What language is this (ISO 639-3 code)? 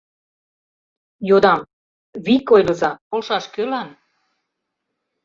chm